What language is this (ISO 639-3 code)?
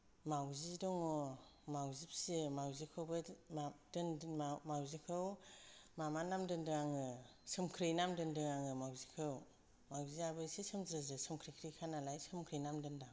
brx